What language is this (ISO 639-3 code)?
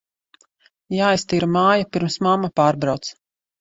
lav